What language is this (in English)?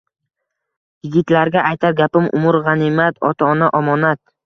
Uzbek